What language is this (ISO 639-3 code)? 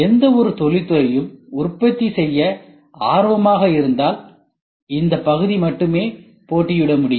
tam